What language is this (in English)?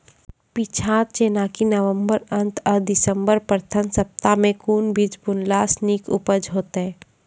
Maithili